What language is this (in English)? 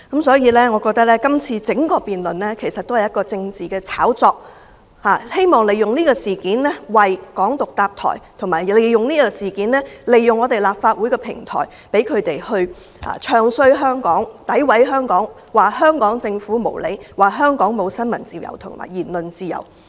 Cantonese